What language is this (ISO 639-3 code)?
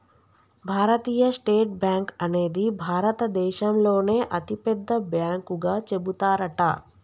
tel